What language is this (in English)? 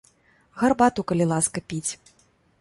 Belarusian